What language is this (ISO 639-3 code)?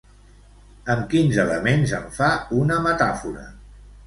cat